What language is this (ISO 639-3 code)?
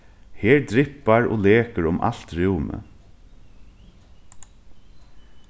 fao